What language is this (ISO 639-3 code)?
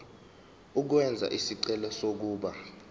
zul